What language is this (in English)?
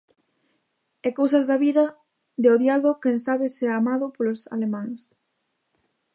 Galician